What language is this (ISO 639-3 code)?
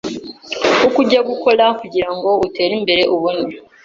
kin